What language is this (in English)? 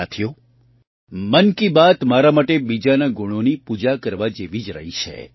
Gujarati